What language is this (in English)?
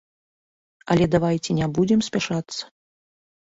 Belarusian